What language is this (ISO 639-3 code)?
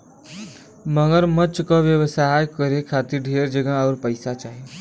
bho